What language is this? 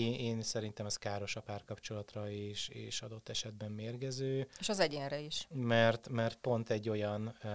Hungarian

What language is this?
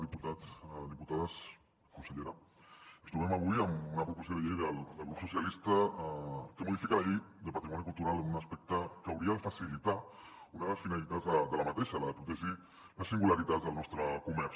Catalan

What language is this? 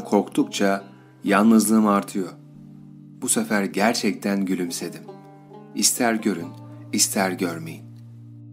Turkish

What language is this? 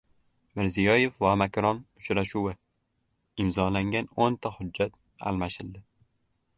Uzbek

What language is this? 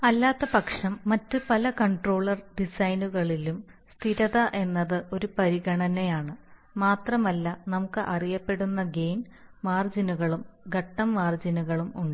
Malayalam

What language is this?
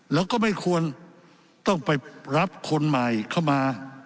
Thai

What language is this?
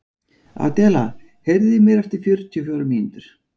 Icelandic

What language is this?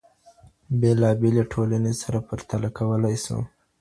Pashto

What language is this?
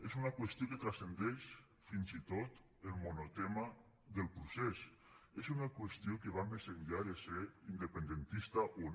Catalan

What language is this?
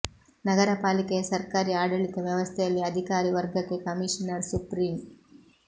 Kannada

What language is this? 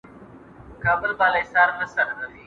Pashto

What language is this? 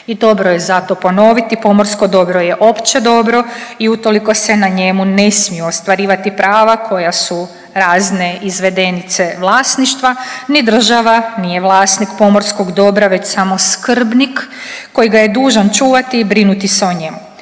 Croatian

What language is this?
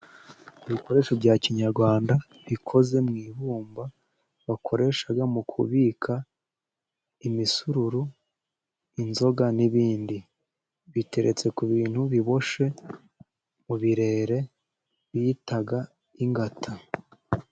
Kinyarwanda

